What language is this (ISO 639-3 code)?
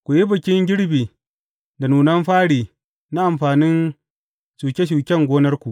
hau